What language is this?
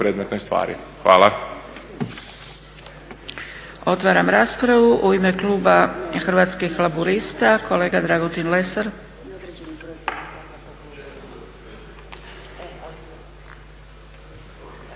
Croatian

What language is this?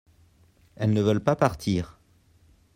French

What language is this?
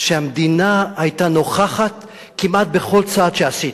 Hebrew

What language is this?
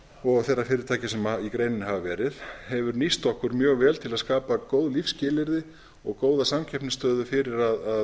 Icelandic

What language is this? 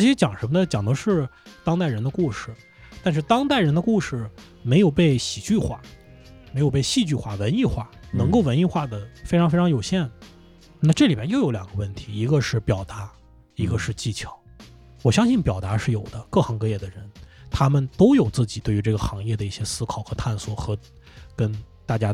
Chinese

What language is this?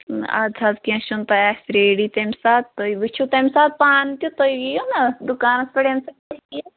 Kashmiri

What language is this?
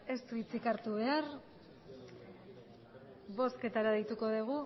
Basque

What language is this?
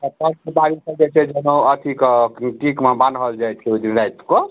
Maithili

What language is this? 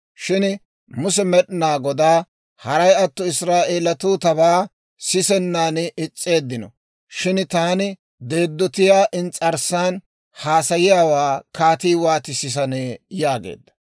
Dawro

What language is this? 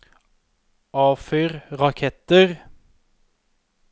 Norwegian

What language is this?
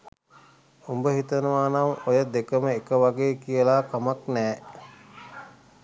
Sinhala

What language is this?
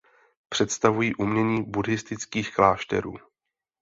Czech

